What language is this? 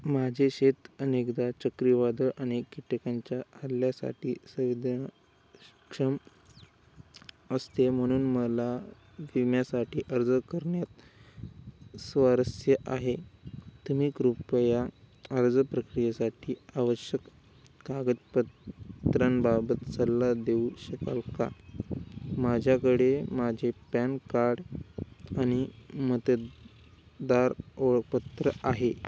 Marathi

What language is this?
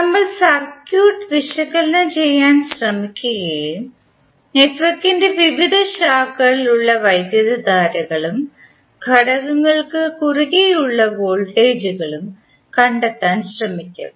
Malayalam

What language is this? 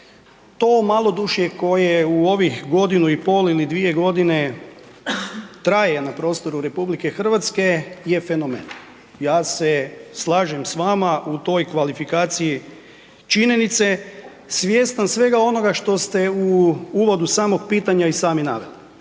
Croatian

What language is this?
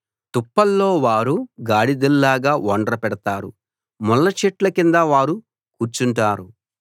Telugu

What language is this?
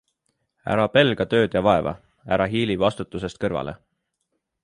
Estonian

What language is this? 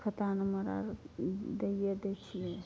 Maithili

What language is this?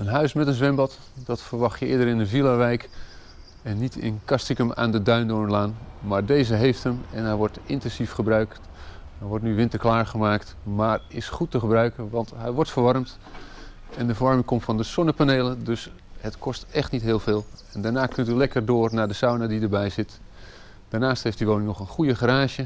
Dutch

